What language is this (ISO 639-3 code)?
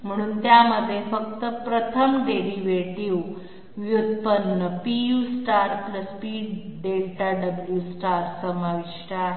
mar